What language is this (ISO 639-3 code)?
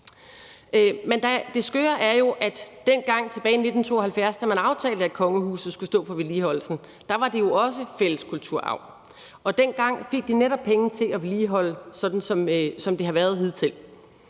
dan